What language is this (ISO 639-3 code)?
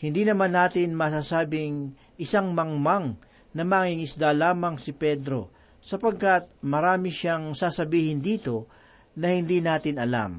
fil